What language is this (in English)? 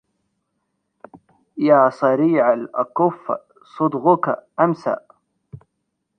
Arabic